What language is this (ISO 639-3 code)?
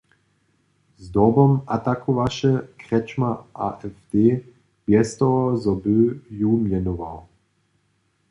hsb